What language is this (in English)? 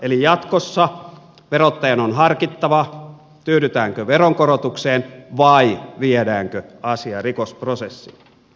Finnish